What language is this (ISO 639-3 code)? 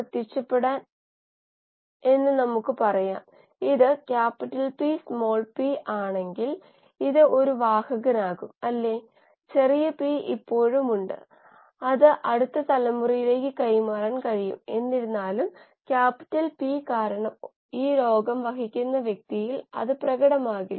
mal